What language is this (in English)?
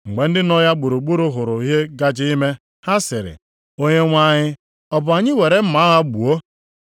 Igbo